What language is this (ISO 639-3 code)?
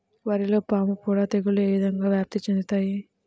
tel